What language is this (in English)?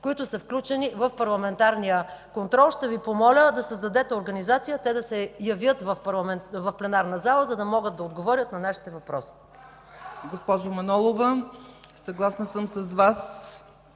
Bulgarian